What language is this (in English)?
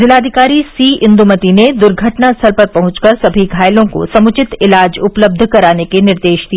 Hindi